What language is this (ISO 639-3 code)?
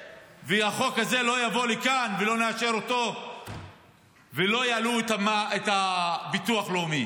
heb